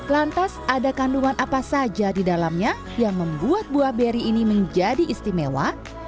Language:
Indonesian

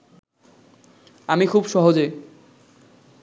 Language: Bangla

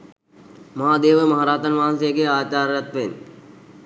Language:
Sinhala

